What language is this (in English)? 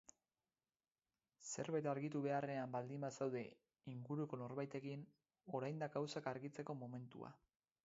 Basque